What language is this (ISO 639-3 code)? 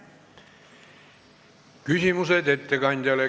est